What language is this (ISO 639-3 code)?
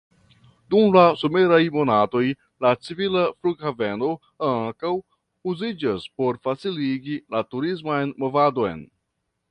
epo